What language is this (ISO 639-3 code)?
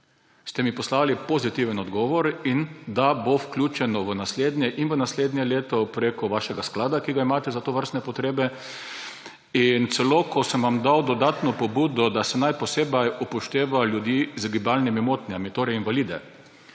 slv